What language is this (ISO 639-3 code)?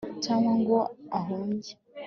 kin